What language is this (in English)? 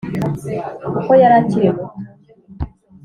Kinyarwanda